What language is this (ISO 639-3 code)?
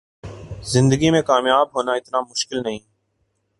urd